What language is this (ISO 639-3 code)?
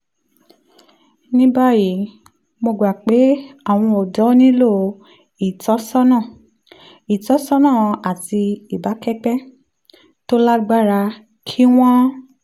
yor